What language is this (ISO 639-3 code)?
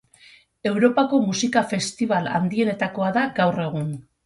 eus